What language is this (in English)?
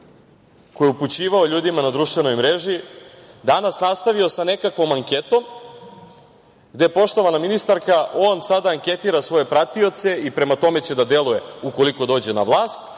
Serbian